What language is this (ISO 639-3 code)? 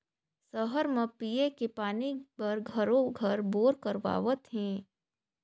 hne